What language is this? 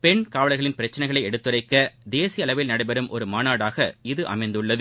Tamil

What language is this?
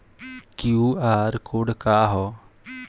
Bhojpuri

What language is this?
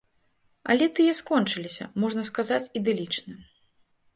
Belarusian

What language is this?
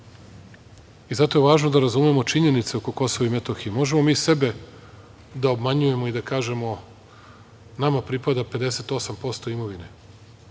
Serbian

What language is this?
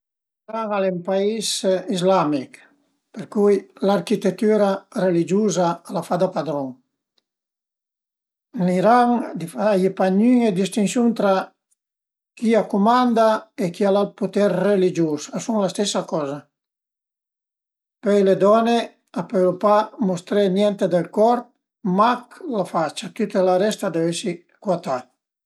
Piedmontese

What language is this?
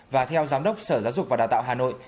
Vietnamese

